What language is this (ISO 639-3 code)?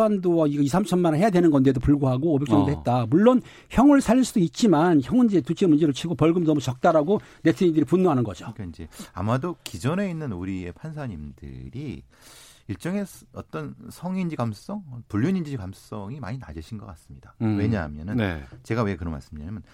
kor